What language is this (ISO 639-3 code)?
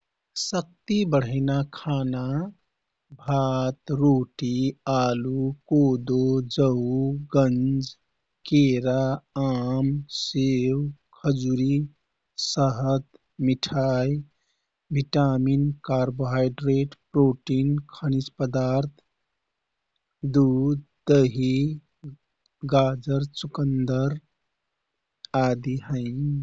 tkt